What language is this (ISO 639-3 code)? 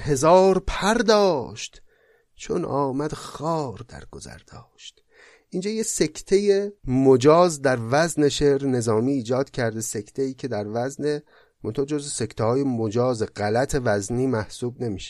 fas